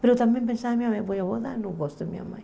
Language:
Portuguese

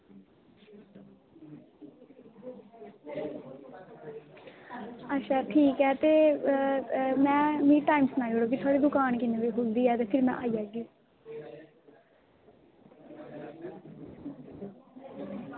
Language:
Dogri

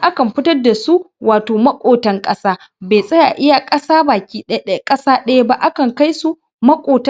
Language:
Hausa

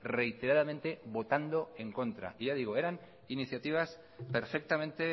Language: Spanish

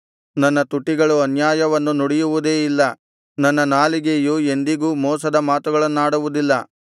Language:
Kannada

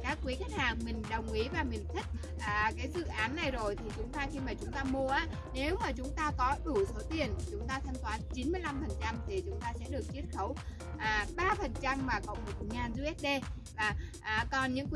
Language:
Vietnamese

